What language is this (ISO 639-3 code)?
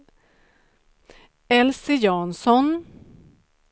swe